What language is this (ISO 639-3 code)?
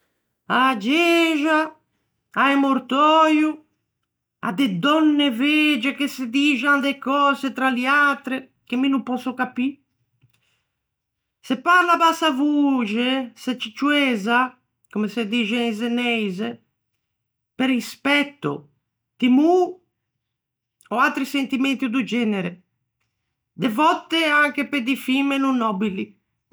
lij